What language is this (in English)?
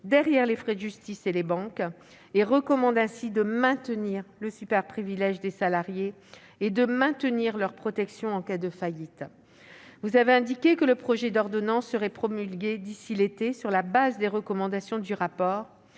French